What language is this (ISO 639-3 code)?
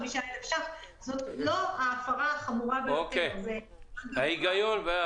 heb